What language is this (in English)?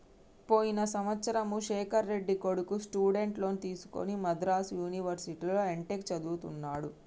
Telugu